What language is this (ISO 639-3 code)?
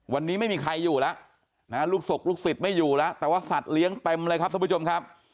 tha